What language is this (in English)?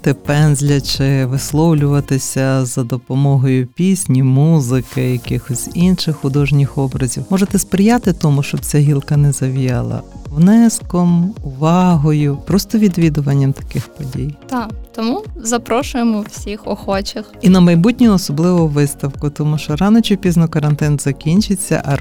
Ukrainian